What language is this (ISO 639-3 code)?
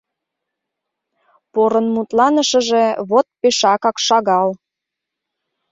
chm